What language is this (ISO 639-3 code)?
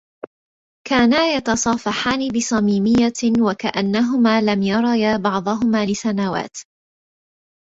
ara